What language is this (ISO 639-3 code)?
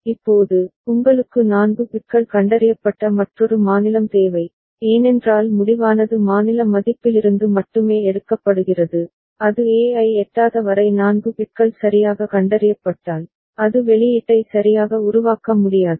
tam